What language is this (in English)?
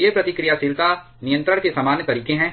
Hindi